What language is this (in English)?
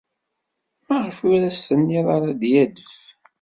Kabyle